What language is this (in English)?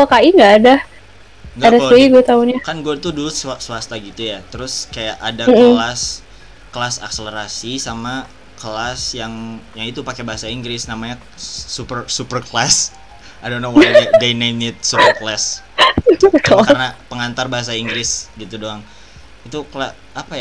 Indonesian